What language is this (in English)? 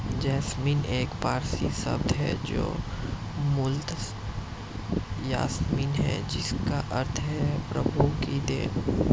Hindi